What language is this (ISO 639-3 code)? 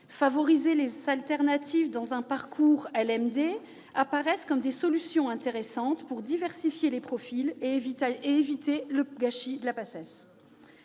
fra